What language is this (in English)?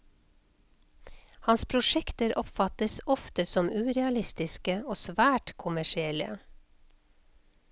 Norwegian